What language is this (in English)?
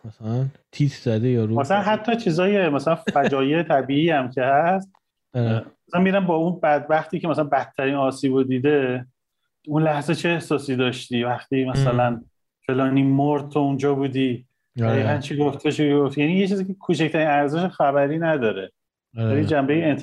Persian